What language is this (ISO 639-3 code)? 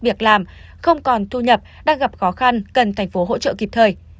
vie